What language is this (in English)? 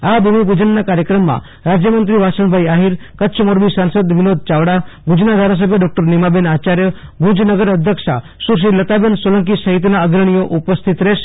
Gujarati